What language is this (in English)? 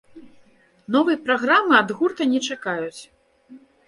Belarusian